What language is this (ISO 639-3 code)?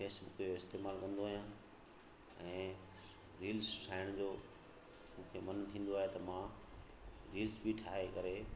snd